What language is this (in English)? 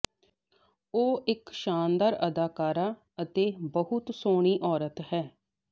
Punjabi